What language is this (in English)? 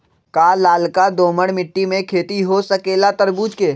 Magahi